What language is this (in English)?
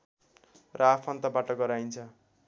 Nepali